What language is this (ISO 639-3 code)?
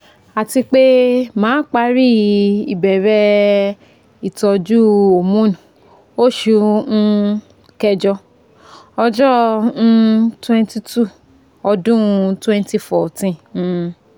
yor